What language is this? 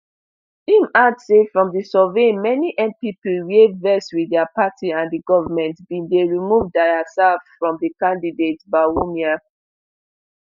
Nigerian Pidgin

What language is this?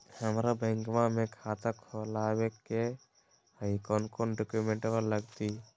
Magahi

